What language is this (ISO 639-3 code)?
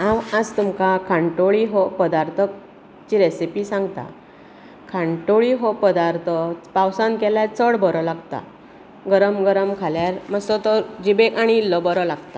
kok